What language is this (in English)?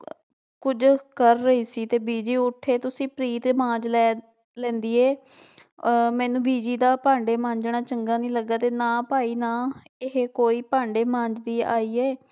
Punjabi